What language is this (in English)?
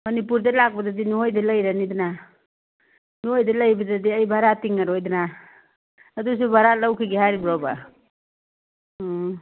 Manipuri